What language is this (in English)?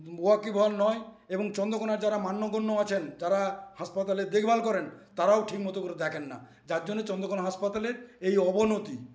Bangla